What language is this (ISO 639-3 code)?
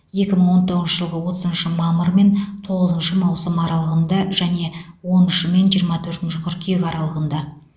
kaz